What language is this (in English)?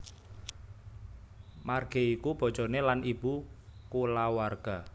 Javanese